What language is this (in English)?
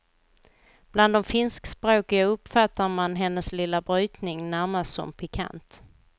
Swedish